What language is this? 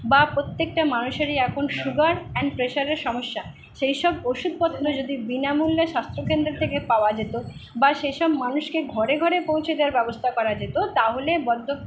Bangla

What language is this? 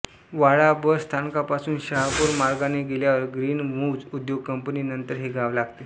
Marathi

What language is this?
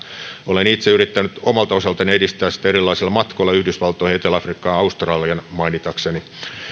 Finnish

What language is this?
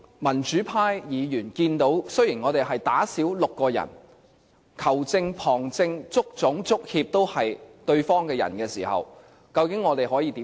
Cantonese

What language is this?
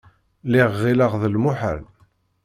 Kabyle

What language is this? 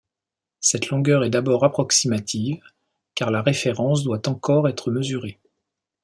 French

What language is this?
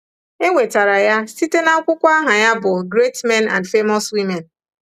Igbo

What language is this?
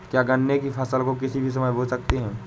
Hindi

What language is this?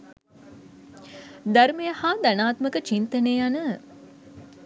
Sinhala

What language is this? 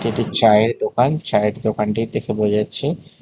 Bangla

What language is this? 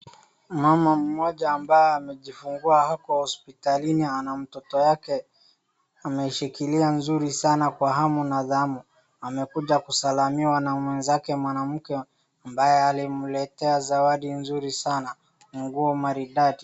Swahili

